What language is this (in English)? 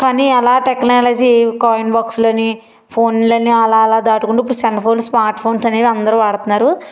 Telugu